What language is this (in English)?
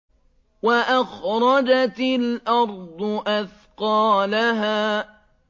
Arabic